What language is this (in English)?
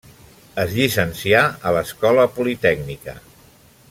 Catalan